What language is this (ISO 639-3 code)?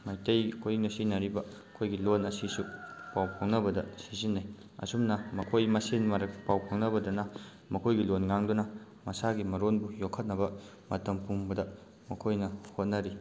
mni